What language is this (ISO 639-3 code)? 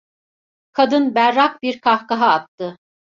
tur